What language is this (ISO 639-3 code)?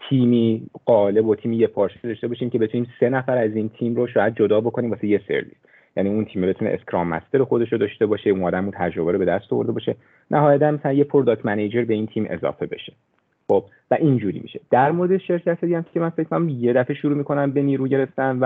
fas